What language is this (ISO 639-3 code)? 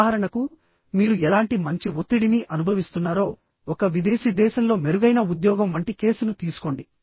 tel